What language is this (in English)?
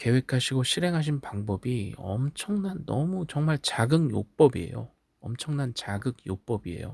Korean